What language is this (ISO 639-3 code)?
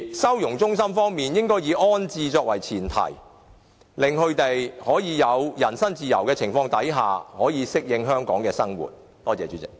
yue